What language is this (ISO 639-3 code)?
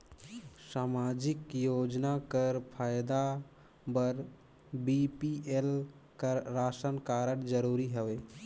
hne